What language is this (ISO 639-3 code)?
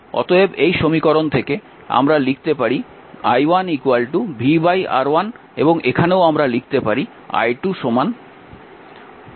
ben